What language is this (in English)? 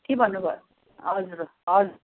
Nepali